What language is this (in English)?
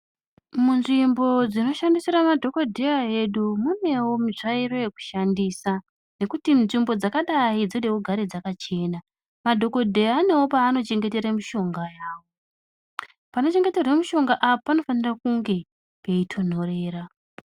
Ndau